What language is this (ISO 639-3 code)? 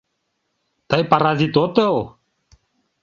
chm